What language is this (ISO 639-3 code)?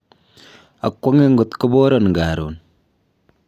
kln